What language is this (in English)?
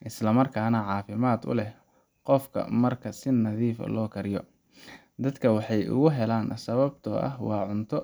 Somali